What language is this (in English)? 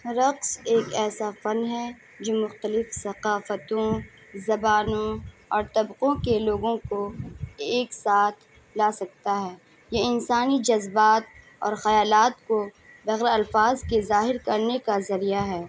Urdu